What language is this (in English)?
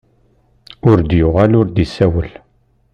Kabyle